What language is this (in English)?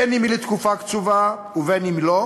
Hebrew